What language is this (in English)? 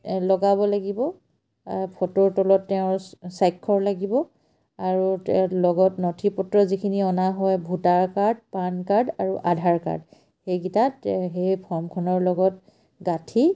Assamese